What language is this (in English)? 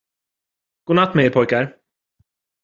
Swedish